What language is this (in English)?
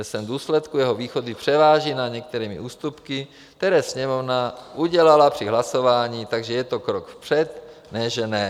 Czech